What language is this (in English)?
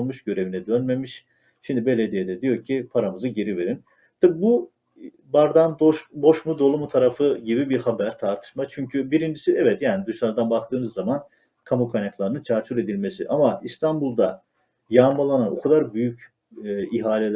Turkish